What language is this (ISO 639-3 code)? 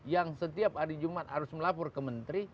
ind